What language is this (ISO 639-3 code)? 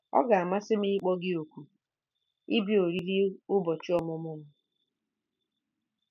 ibo